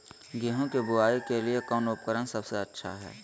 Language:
Magahi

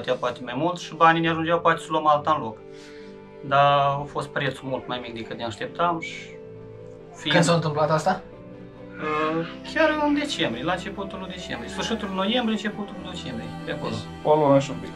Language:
Romanian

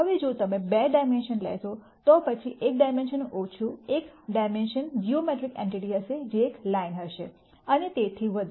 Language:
Gujarati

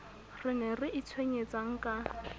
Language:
Southern Sotho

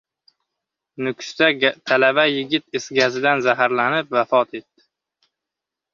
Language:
Uzbek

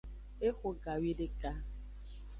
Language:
Aja (Benin)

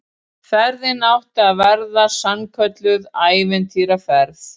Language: Icelandic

